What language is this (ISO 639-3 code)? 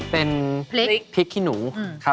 tha